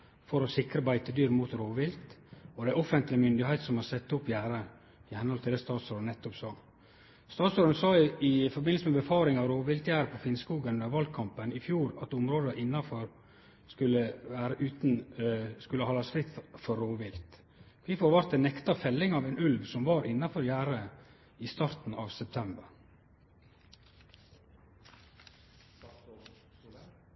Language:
Norwegian Nynorsk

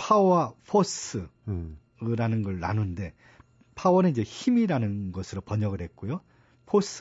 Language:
Korean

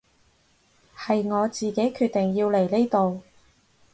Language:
Cantonese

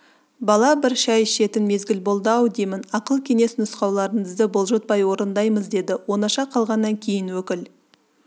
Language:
Kazakh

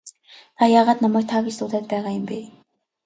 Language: Mongolian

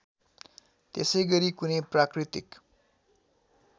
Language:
Nepali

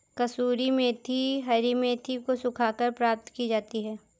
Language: Hindi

